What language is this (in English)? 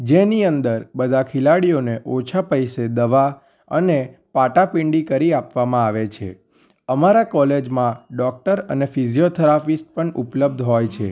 Gujarati